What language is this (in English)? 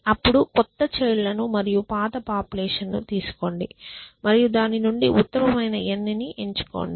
Telugu